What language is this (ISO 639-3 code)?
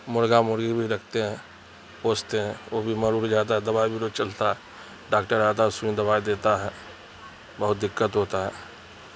urd